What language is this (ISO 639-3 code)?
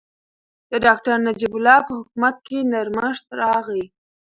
pus